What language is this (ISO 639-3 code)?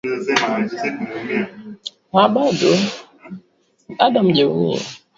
swa